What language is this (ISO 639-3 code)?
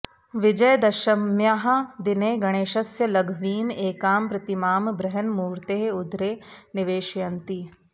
san